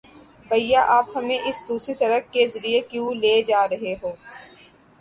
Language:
Urdu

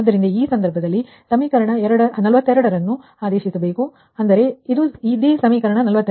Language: Kannada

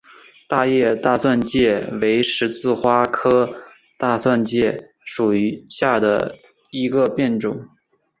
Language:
Chinese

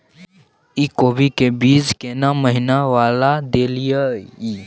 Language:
Maithili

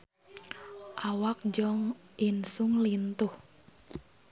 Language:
Sundanese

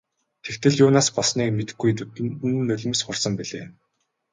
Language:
Mongolian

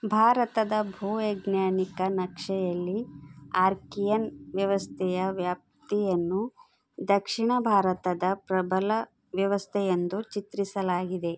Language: Kannada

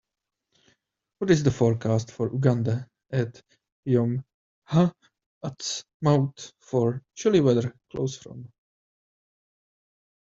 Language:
English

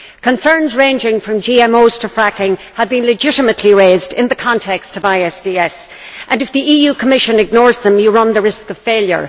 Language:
English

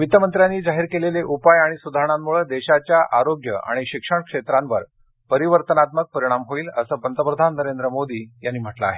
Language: Marathi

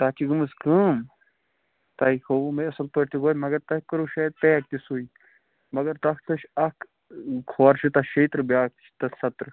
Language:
Kashmiri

